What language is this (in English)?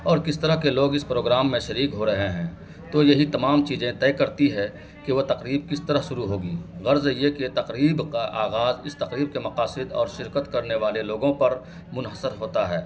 Urdu